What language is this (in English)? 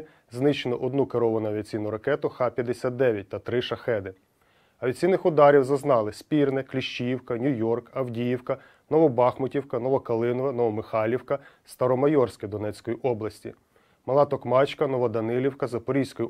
Ukrainian